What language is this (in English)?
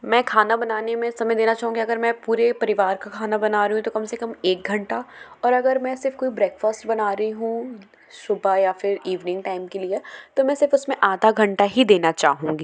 Hindi